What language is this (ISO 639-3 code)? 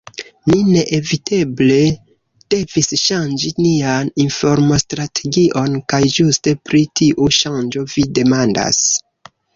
epo